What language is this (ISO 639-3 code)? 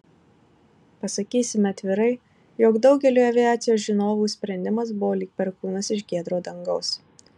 lit